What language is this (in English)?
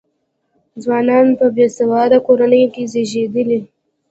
Pashto